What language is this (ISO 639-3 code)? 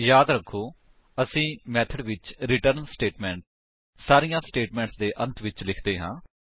pan